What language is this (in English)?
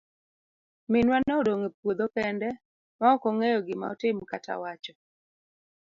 Luo (Kenya and Tanzania)